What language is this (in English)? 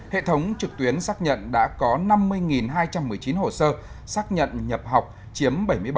Vietnamese